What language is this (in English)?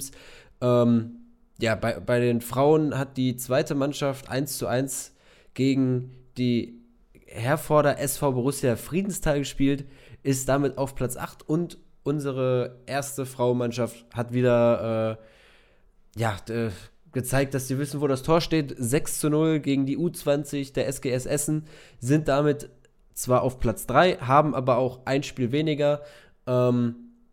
German